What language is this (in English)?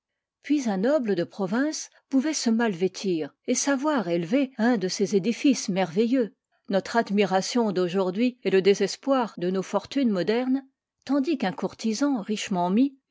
French